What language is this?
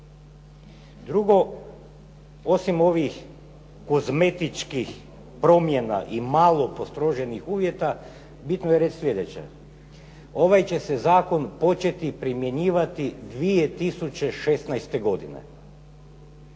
Croatian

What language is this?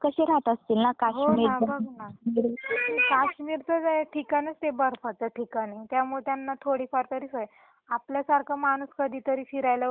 Marathi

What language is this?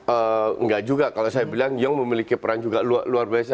Indonesian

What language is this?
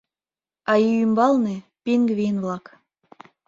Mari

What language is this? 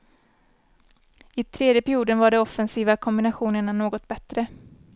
Swedish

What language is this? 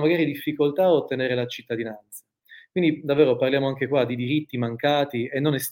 Italian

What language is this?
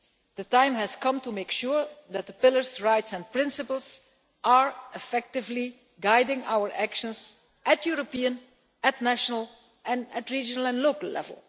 English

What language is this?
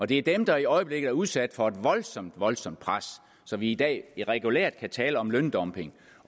Danish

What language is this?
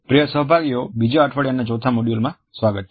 Gujarati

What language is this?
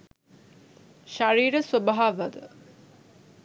Sinhala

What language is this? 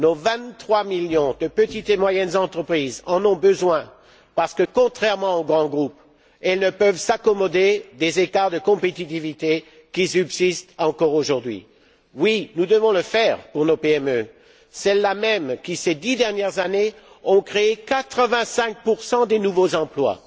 French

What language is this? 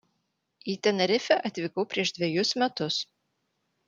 Lithuanian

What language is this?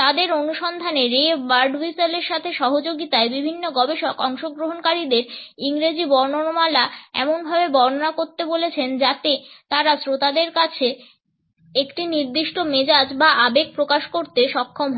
Bangla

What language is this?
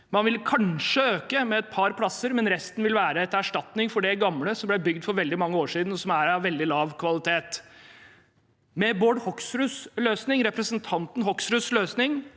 Norwegian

